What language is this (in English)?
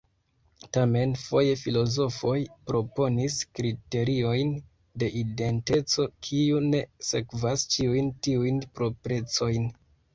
Esperanto